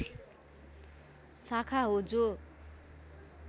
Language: Nepali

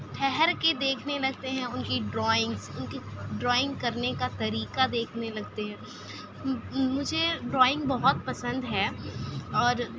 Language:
Urdu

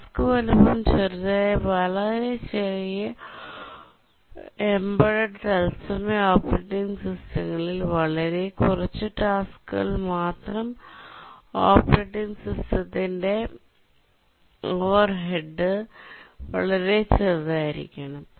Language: Malayalam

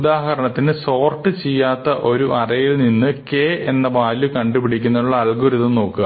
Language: Malayalam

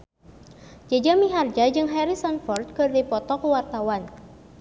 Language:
Sundanese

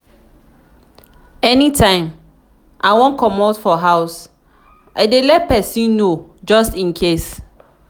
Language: Nigerian Pidgin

